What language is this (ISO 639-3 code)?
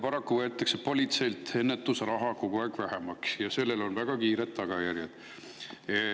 est